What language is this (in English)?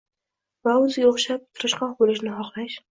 Uzbek